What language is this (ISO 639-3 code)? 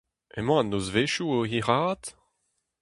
bre